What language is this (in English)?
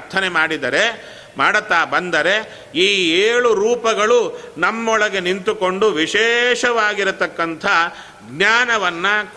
Kannada